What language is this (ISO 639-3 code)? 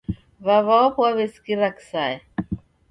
dav